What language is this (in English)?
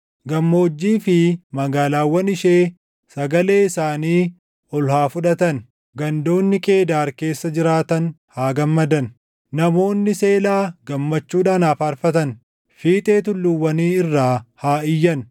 Oromo